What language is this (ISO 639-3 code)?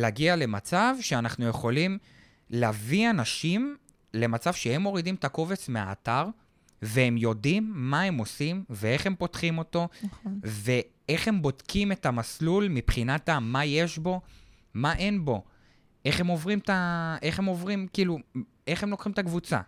heb